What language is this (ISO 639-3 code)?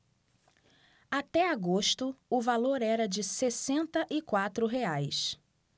por